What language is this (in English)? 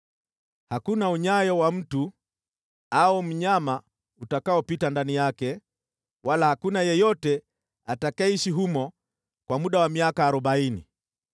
Swahili